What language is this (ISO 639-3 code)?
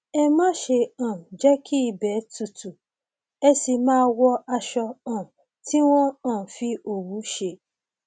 yor